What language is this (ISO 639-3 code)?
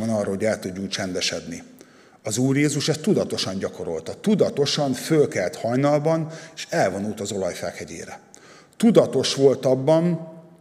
hun